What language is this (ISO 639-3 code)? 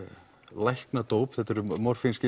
isl